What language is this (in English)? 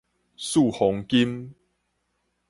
Min Nan Chinese